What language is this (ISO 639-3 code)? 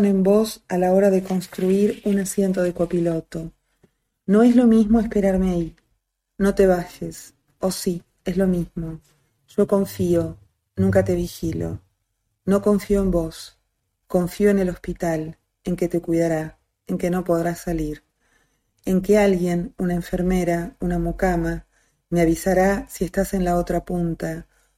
spa